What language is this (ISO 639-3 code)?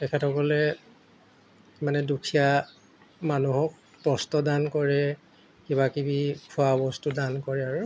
asm